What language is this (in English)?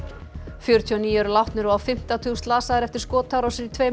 Icelandic